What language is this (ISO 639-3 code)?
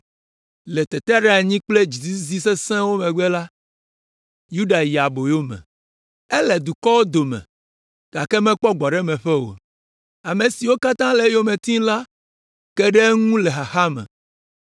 ewe